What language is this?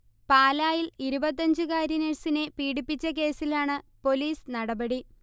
Malayalam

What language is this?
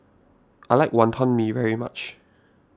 English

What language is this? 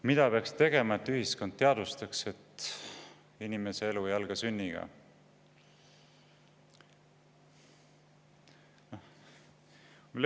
Estonian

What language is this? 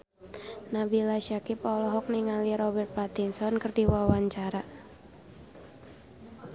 Sundanese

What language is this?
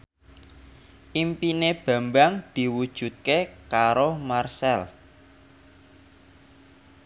Javanese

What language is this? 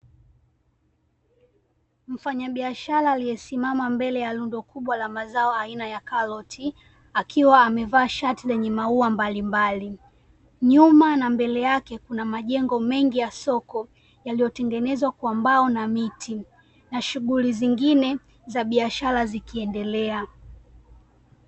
Swahili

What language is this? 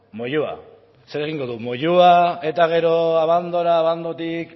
Basque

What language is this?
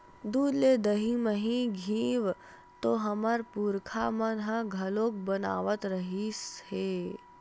Chhattisgarhi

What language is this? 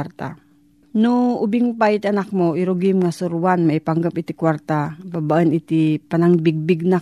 Filipino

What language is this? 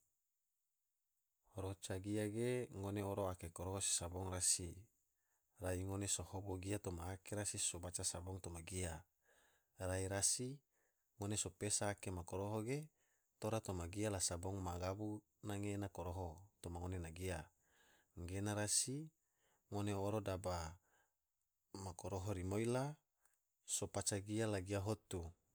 Tidore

